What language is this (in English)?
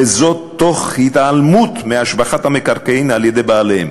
Hebrew